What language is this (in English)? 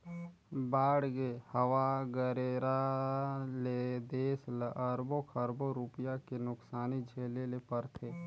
Chhattisgarhi